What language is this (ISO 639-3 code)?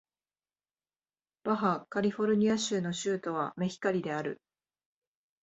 jpn